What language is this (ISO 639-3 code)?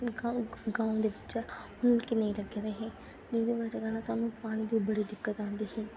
doi